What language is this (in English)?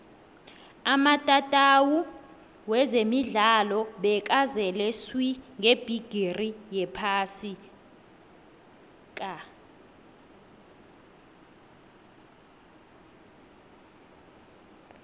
South Ndebele